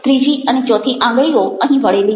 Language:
Gujarati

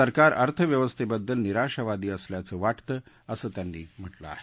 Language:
Marathi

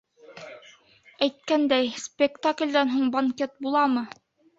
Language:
Bashkir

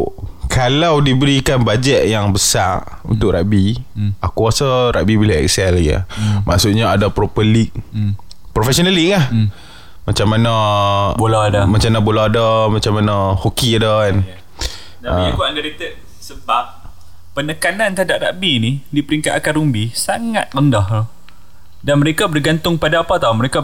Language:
Malay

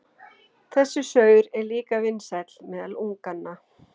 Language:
Icelandic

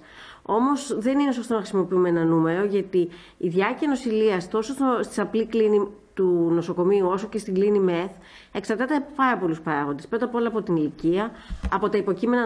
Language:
Greek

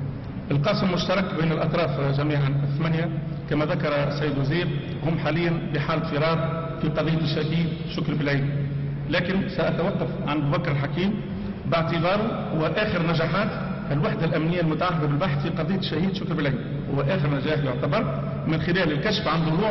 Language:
Arabic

